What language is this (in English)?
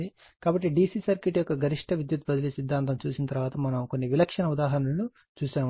Telugu